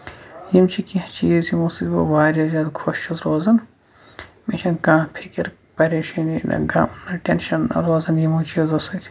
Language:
Kashmiri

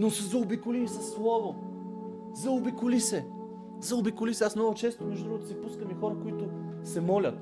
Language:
Bulgarian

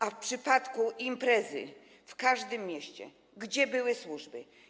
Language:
Polish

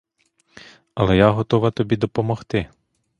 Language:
Ukrainian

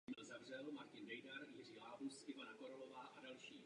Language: Czech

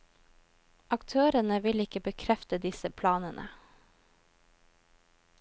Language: Norwegian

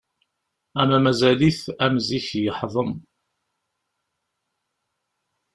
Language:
Kabyle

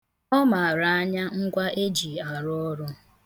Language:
Igbo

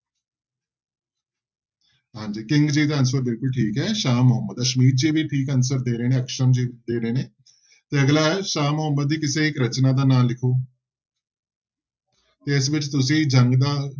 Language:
Punjabi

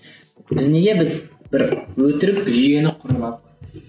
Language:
Kazakh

